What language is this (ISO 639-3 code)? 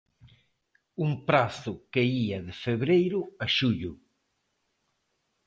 glg